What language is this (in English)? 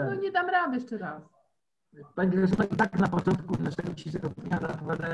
Polish